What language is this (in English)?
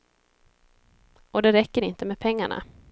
Swedish